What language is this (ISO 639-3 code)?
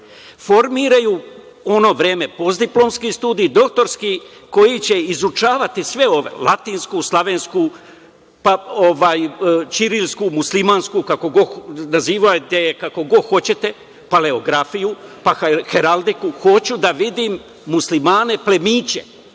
srp